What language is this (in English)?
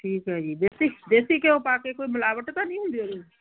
Punjabi